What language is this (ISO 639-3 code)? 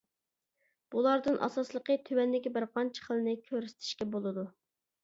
uig